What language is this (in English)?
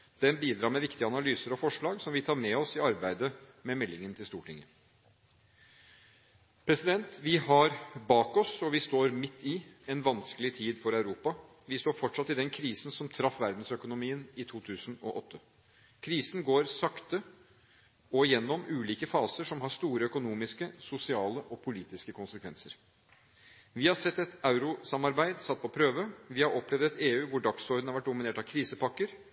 Norwegian Bokmål